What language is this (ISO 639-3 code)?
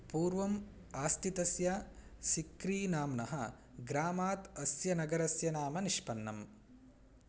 san